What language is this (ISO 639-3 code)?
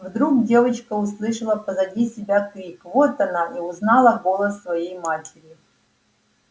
rus